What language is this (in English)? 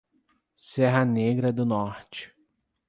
Portuguese